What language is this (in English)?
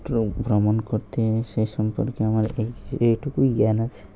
Bangla